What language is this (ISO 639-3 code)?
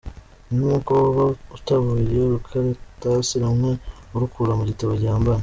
kin